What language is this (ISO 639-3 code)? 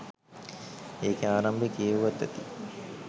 sin